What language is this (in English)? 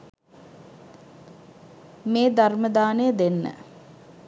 Sinhala